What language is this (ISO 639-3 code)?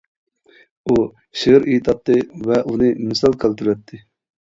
uig